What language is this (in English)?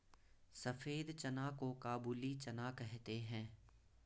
Hindi